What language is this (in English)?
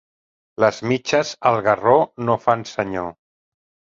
Catalan